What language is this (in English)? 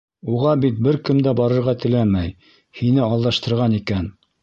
Bashkir